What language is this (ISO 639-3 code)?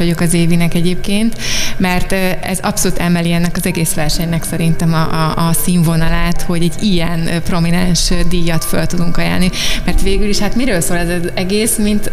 hun